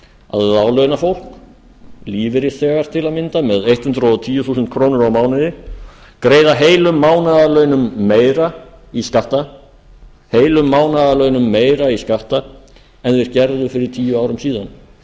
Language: Icelandic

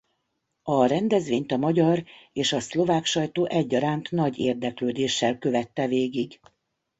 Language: Hungarian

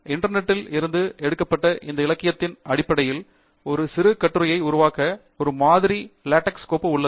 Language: Tamil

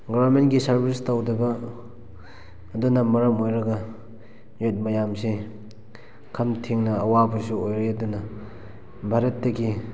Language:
Manipuri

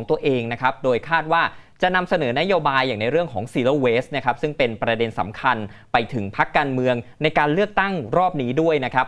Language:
Thai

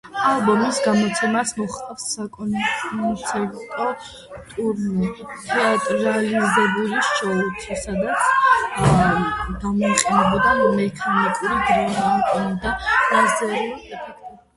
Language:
Georgian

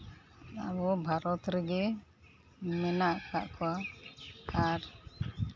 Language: Santali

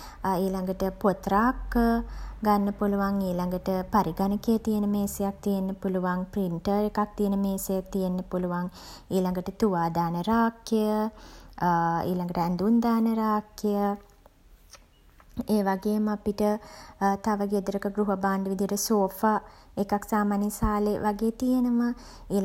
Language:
Sinhala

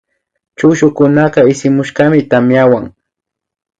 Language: Imbabura Highland Quichua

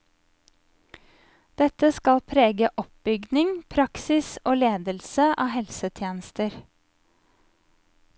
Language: Norwegian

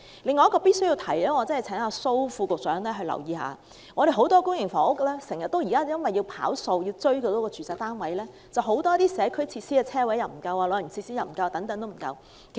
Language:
Cantonese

